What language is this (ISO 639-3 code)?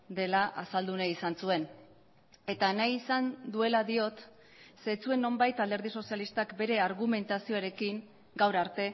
eus